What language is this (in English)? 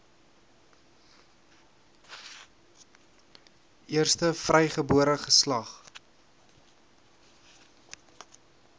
Afrikaans